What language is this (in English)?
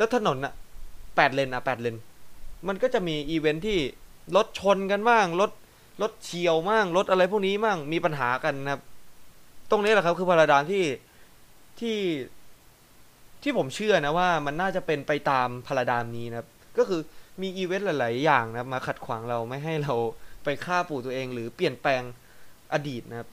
Thai